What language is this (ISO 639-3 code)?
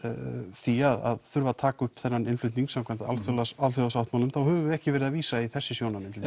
isl